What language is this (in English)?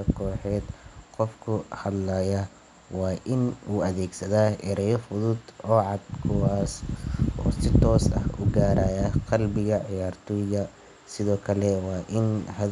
Somali